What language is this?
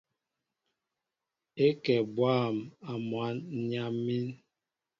Mbo (Cameroon)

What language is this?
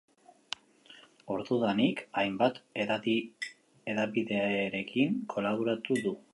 Basque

